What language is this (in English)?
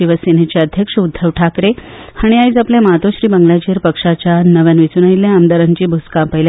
Konkani